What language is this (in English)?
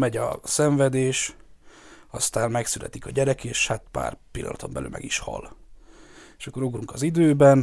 Hungarian